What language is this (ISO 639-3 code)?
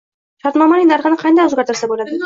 uzb